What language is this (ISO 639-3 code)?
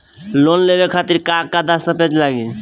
bho